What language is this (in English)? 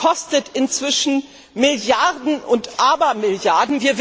German